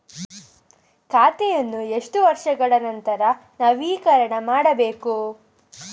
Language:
Kannada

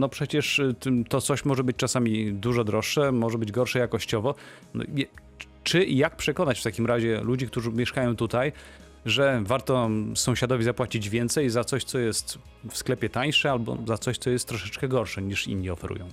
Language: Polish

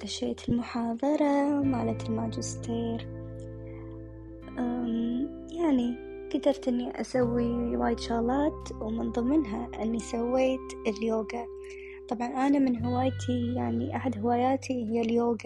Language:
Arabic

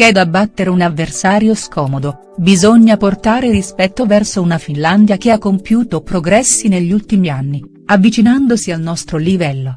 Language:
Italian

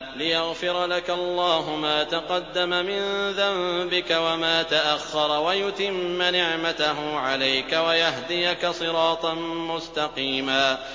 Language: Arabic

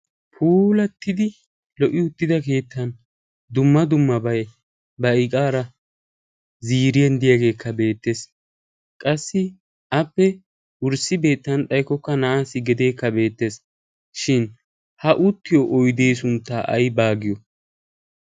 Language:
Wolaytta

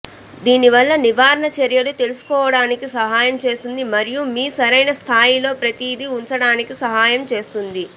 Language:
Telugu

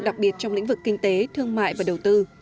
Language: Vietnamese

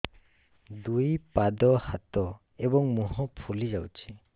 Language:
Odia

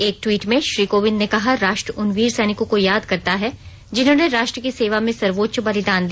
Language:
Hindi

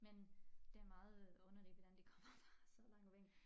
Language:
Danish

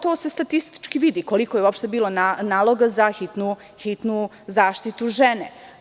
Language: Serbian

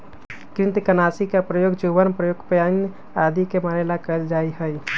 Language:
Magahi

